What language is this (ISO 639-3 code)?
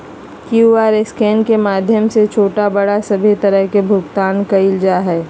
mag